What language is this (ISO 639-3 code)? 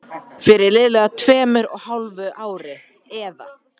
isl